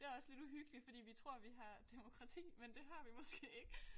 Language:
Danish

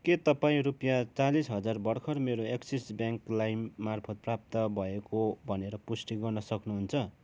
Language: Nepali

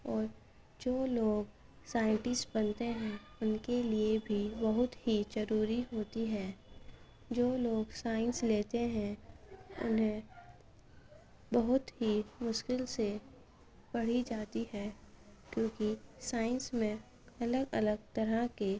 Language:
Urdu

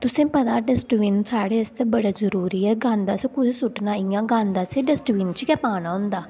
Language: Dogri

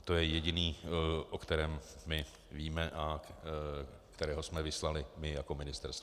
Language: Czech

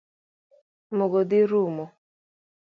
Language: Luo (Kenya and Tanzania)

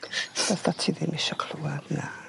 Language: Welsh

